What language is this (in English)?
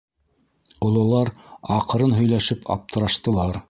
Bashkir